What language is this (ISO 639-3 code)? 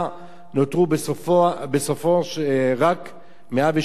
heb